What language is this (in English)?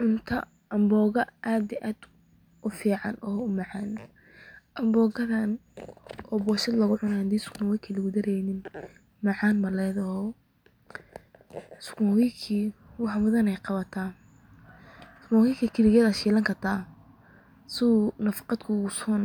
Somali